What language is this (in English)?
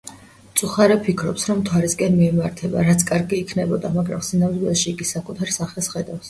Georgian